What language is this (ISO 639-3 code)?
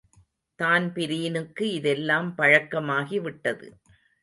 tam